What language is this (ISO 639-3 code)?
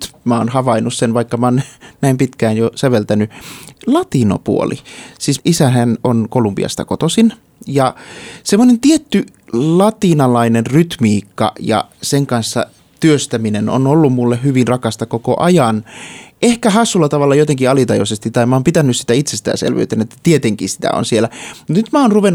fin